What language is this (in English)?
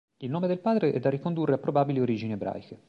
Italian